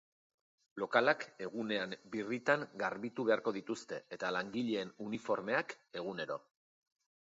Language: Basque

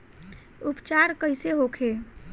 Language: Bhojpuri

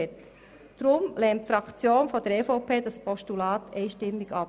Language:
Swiss German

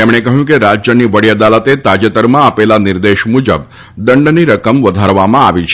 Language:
Gujarati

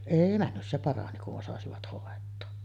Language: Finnish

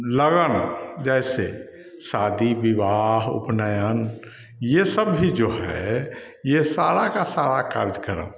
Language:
Hindi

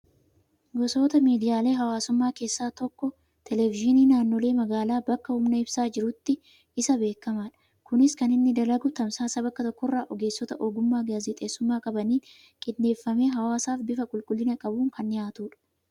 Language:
Oromo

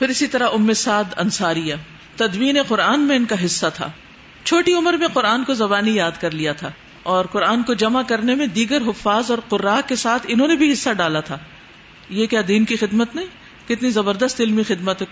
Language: Urdu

